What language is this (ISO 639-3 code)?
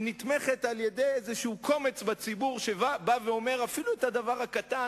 heb